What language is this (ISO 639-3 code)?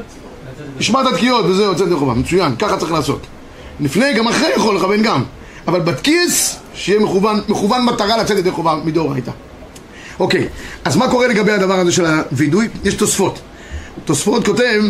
heb